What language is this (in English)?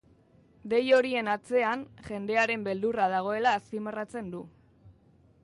Basque